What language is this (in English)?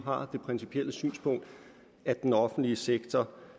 Danish